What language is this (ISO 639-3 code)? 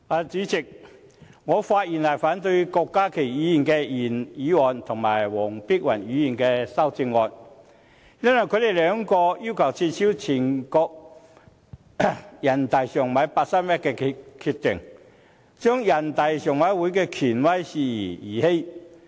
yue